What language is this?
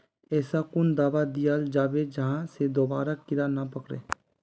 Magahi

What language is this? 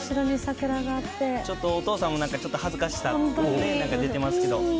Japanese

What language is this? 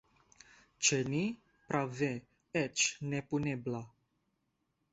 Esperanto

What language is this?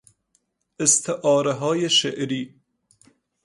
Persian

